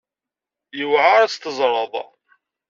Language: Kabyle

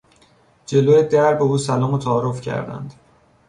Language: Persian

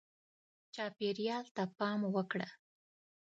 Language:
Pashto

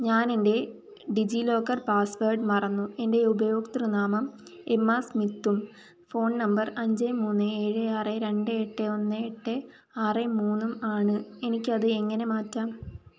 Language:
Malayalam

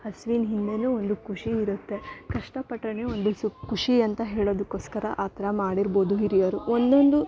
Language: Kannada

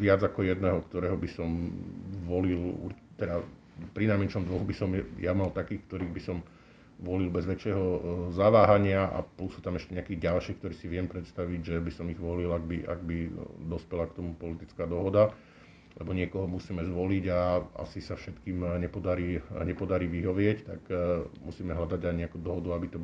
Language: Slovak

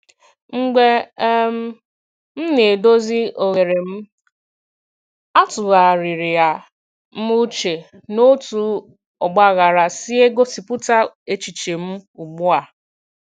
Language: Igbo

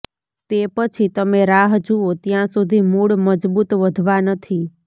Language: Gujarati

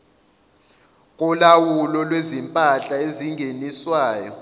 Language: Zulu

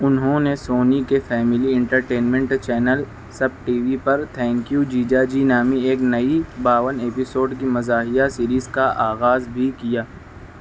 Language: Urdu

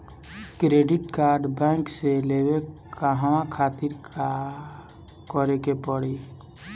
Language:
Bhojpuri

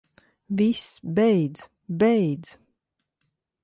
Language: Latvian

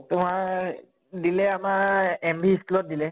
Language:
Assamese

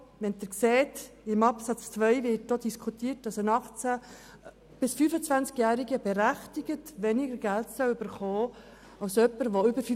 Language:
Swiss German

